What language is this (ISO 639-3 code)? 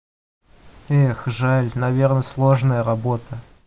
rus